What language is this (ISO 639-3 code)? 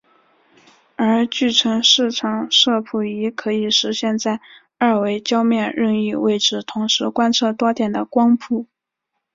zho